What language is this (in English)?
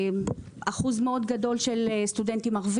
Hebrew